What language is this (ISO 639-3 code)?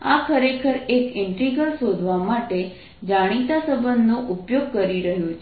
guj